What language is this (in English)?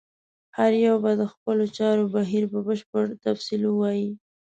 Pashto